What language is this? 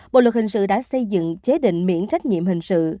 Vietnamese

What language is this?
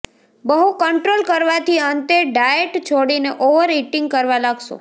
Gujarati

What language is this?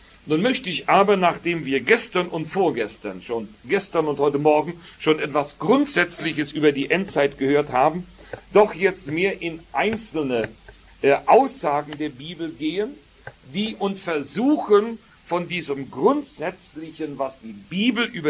German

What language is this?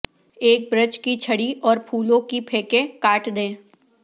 Urdu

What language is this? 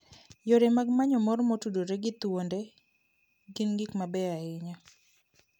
Luo (Kenya and Tanzania)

